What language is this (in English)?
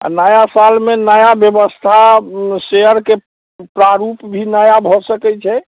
Maithili